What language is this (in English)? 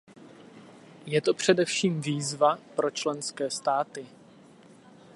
Czech